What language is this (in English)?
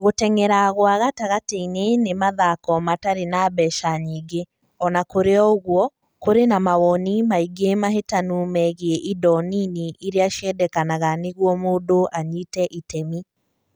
Kikuyu